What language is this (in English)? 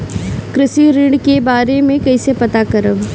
Bhojpuri